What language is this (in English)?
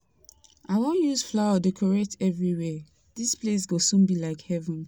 Nigerian Pidgin